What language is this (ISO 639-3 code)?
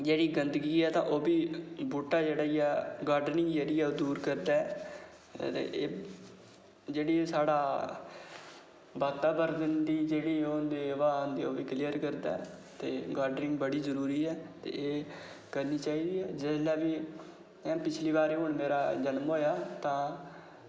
doi